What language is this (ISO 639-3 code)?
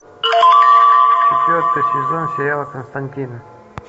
rus